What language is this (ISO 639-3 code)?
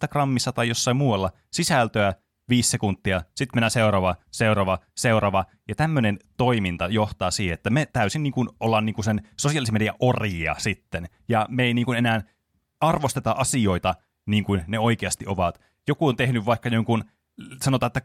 fin